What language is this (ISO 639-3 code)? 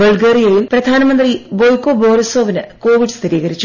mal